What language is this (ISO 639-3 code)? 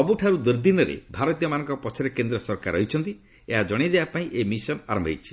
ori